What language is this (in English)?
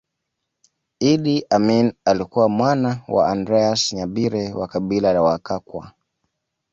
Swahili